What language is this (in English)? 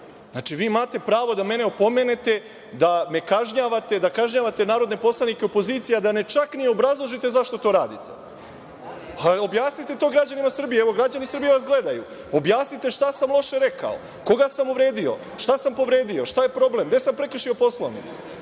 Serbian